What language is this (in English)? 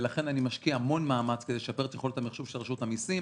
Hebrew